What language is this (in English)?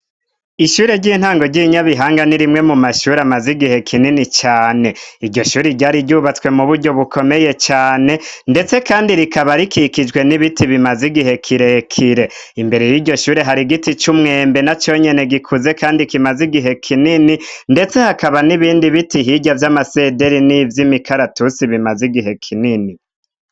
Rundi